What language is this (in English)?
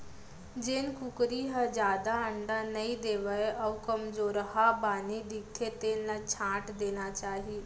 Chhattisgarhi